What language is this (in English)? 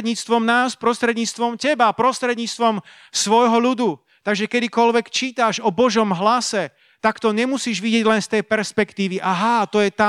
Slovak